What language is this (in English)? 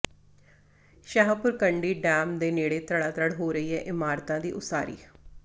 Punjabi